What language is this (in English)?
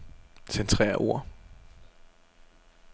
Danish